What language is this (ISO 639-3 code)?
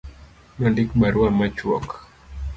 luo